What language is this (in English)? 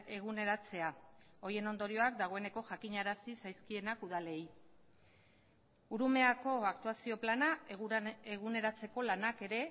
Basque